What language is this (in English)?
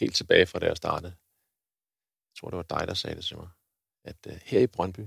Danish